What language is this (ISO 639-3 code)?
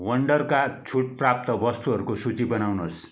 nep